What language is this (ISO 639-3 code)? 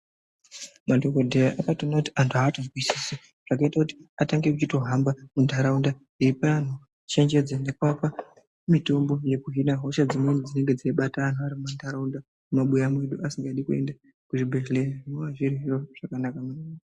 ndc